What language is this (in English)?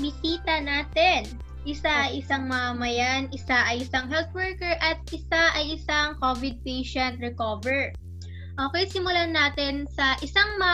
Filipino